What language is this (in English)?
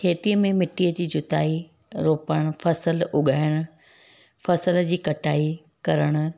Sindhi